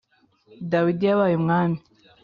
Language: Kinyarwanda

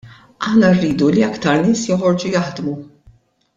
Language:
Maltese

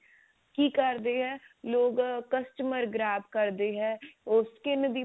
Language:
Punjabi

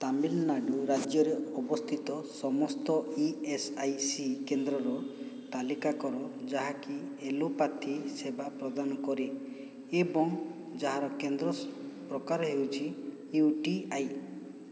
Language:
Odia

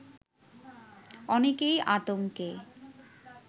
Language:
Bangla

